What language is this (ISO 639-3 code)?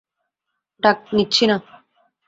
ben